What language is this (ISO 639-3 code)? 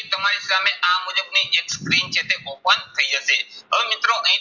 guj